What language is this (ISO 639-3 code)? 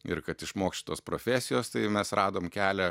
lit